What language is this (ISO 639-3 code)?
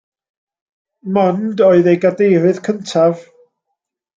cym